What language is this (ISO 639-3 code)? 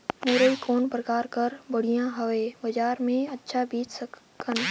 hne